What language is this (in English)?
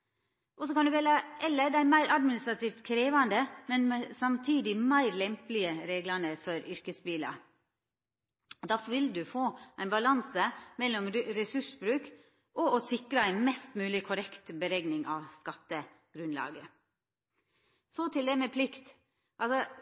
Norwegian Nynorsk